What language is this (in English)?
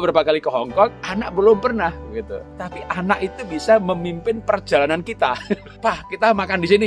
Indonesian